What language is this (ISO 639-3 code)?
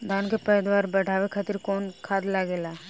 bho